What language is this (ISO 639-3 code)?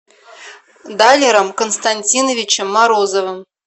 rus